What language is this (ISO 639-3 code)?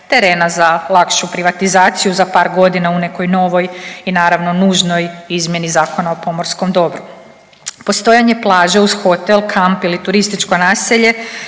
hrv